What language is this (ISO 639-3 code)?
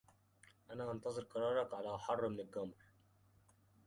ara